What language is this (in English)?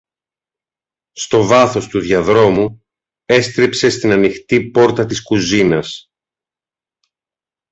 Greek